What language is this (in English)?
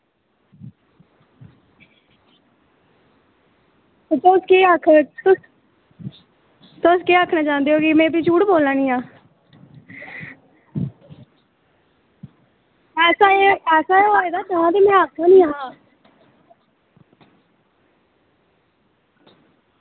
Dogri